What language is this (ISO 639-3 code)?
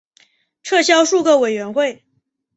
zho